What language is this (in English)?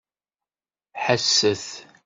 Kabyle